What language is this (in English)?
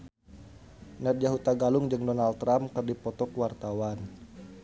Sundanese